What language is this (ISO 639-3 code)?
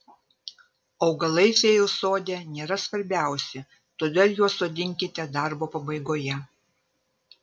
lit